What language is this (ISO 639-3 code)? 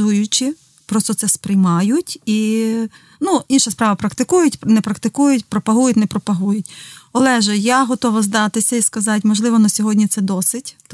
ukr